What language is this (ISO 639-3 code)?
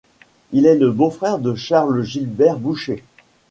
fra